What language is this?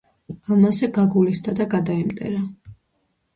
Georgian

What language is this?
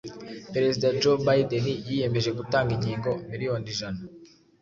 Kinyarwanda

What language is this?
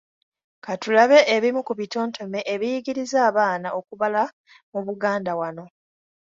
Ganda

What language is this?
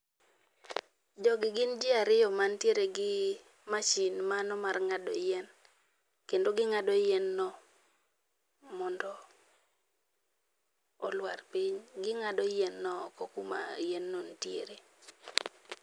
Luo (Kenya and Tanzania)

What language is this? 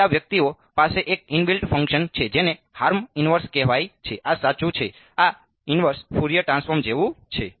Gujarati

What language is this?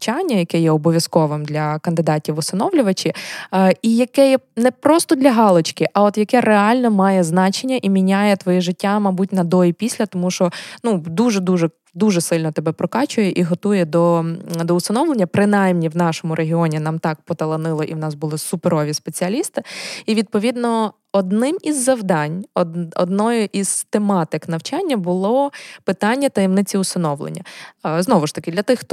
Ukrainian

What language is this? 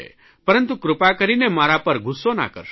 Gujarati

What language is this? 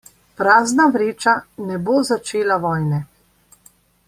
Slovenian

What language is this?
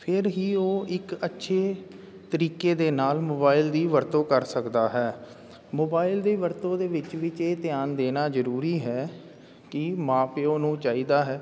Punjabi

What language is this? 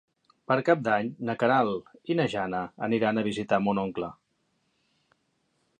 Catalan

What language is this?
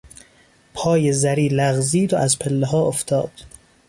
Persian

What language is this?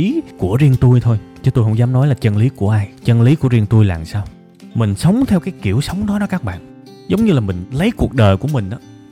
Vietnamese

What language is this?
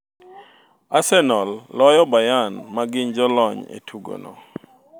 Luo (Kenya and Tanzania)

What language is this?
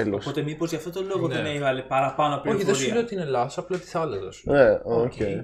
Greek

